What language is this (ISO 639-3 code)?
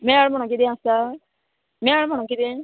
kok